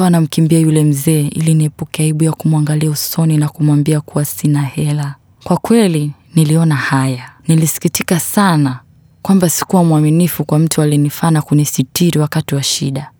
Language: Swahili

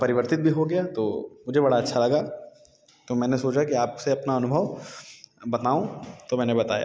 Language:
Hindi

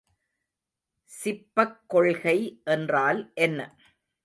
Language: Tamil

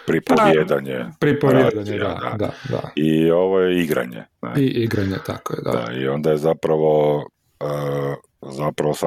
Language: Croatian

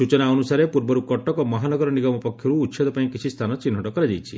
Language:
Odia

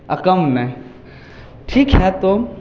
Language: Maithili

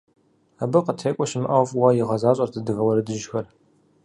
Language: Kabardian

